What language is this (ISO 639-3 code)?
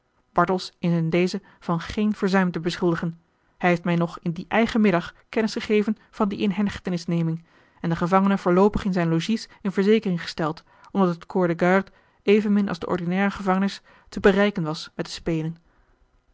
nld